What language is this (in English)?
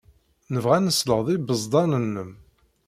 Kabyle